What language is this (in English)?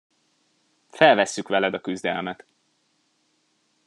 Hungarian